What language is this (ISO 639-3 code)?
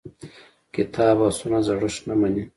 pus